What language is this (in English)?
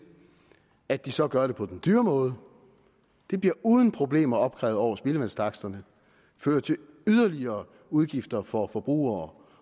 Danish